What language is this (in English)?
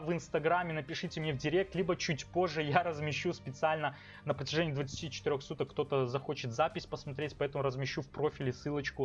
Russian